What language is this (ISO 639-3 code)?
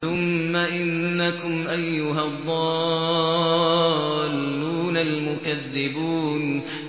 ara